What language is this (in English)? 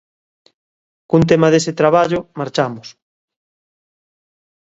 Galician